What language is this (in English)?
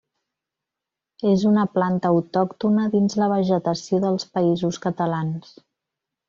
Catalan